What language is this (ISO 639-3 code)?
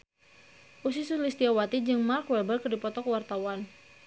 sun